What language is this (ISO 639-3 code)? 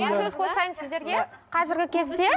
kaz